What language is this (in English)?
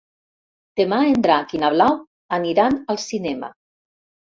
Catalan